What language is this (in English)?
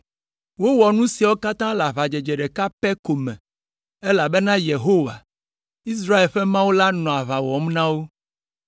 Ewe